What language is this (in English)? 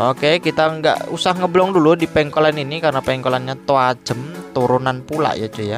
Indonesian